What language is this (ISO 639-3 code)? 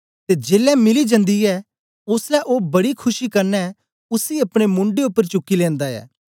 doi